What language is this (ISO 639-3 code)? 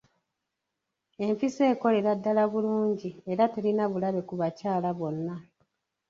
lug